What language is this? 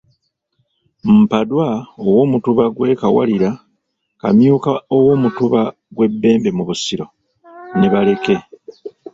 Ganda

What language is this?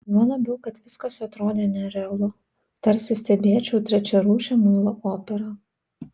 Lithuanian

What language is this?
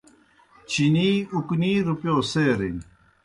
Kohistani Shina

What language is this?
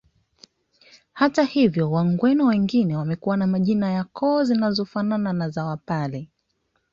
Swahili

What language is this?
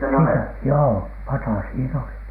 Finnish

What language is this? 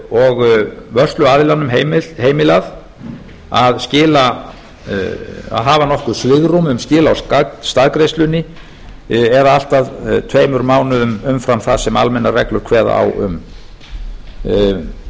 Icelandic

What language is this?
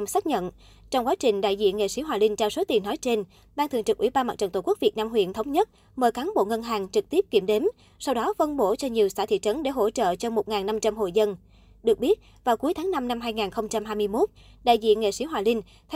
Vietnamese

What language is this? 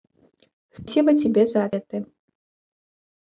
Russian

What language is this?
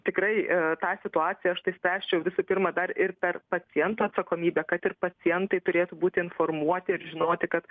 Lithuanian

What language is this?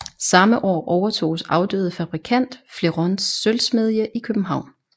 Danish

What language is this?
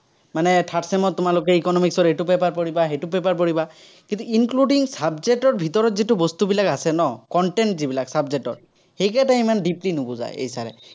Assamese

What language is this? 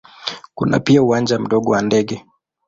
Swahili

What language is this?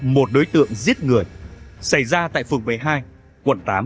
Vietnamese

